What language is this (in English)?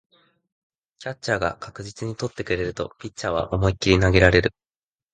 Japanese